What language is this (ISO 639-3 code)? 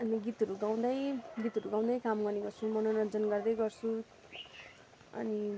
nep